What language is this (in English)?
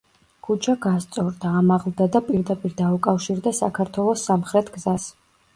Georgian